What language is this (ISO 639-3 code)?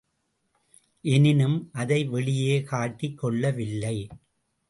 tam